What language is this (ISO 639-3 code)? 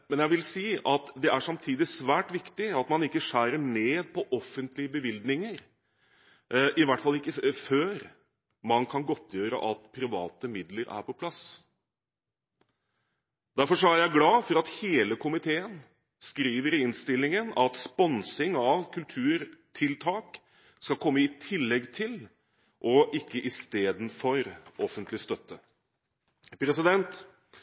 nob